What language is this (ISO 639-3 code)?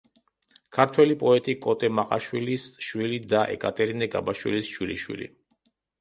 kat